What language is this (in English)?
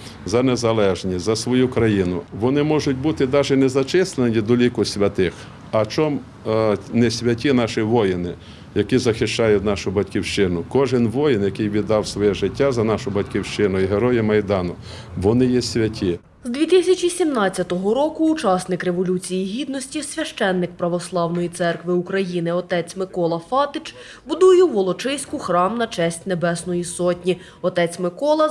Ukrainian